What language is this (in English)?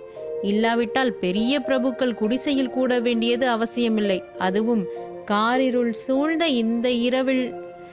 Tamil